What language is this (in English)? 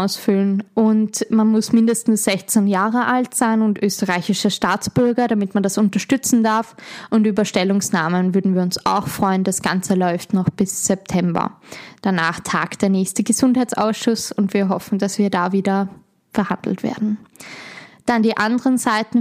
German